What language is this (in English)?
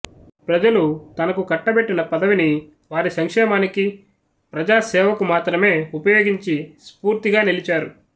Telugu